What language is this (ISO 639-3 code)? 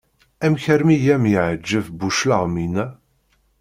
kab